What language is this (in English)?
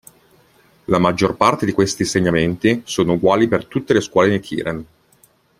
Italian